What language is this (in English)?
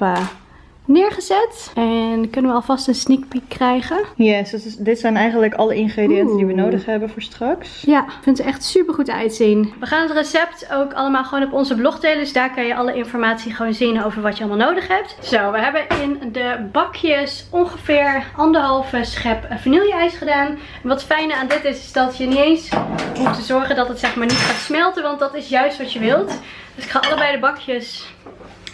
Dutch